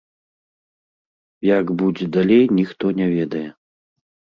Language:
Belarusian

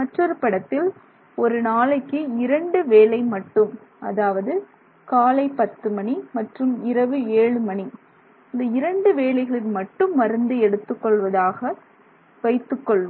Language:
Tamil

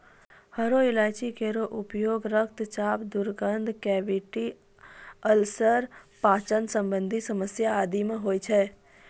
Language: Maithili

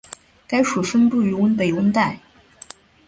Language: Chinese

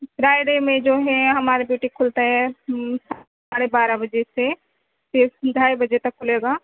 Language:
Urdu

